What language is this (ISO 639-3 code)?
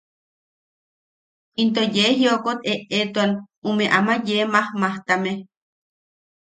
yaq